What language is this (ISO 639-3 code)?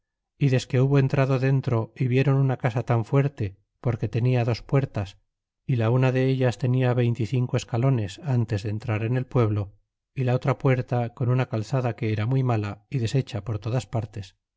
spa